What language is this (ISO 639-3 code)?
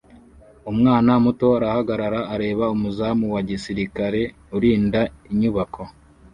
kin